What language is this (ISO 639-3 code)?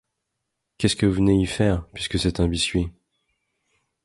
fra